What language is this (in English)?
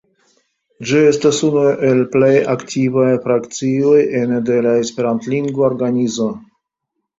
Esperanto